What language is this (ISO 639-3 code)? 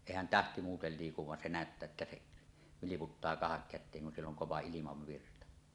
fin